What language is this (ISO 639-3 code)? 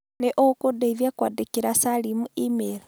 kik